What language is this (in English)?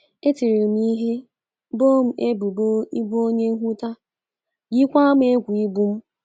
Igbo